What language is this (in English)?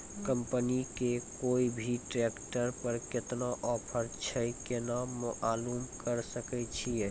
Maithili